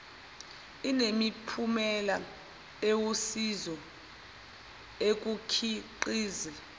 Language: Zulu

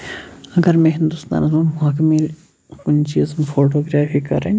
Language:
Kashmiri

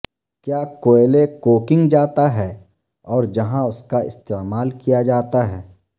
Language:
Urdu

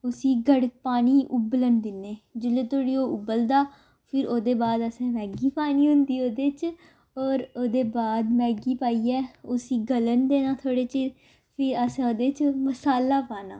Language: Dogri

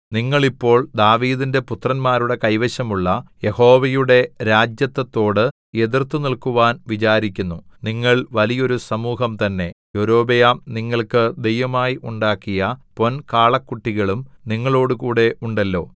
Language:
Malayalam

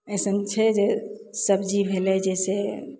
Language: Maithili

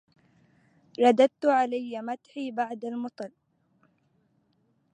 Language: Arabic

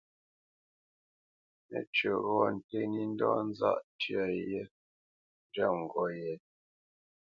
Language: Bamenyam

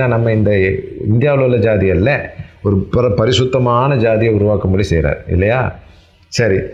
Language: Tamil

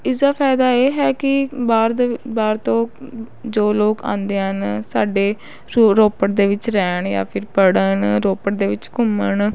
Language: Punjabi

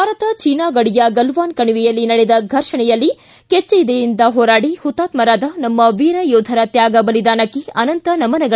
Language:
Kannada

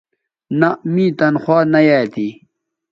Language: Bateri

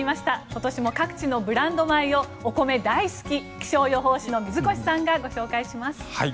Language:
Japanese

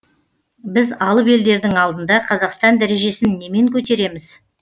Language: Kazakh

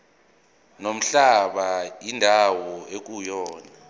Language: Zulu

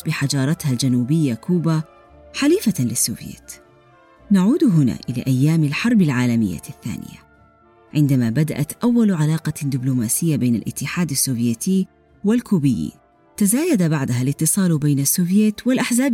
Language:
Arabic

